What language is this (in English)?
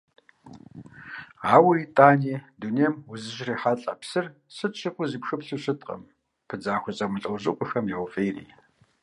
Kabardian